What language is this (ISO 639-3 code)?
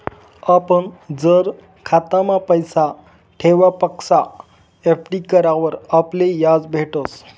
mar